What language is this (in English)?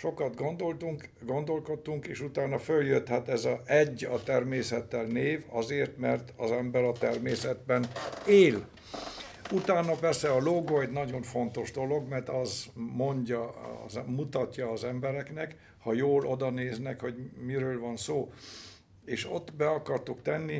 Hungarian